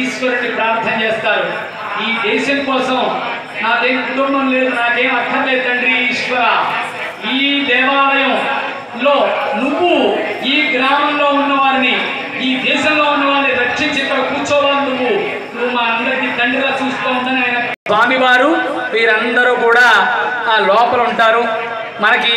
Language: Telugu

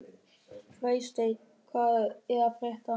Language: Icelandic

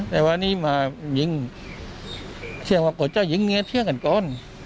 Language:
Thai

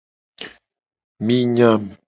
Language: Gen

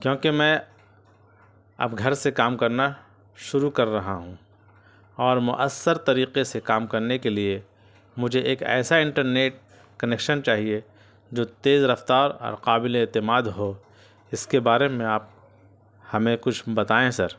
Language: Urdu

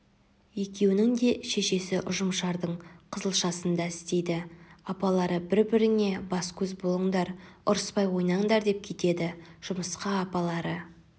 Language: Kazakh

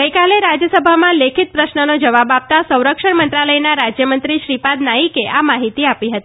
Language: Gujarati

